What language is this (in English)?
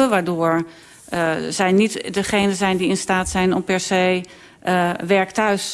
Dutch